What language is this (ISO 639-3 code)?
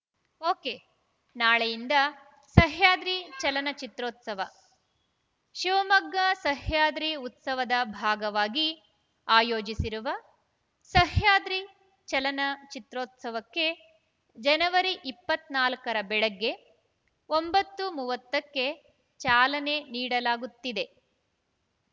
kan